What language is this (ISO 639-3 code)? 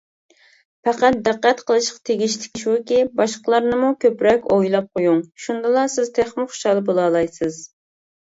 uig